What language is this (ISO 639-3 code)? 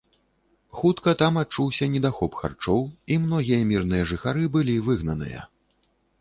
bel